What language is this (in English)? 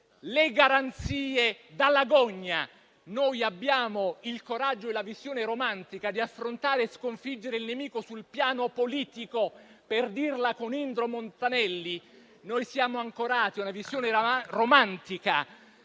Italian